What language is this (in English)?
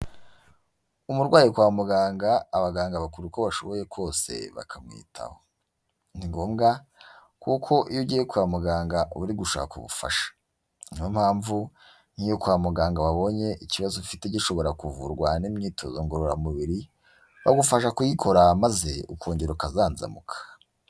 Kinyarwanda